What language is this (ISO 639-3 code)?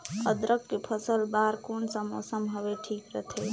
hne